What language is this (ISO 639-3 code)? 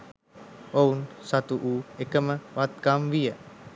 sin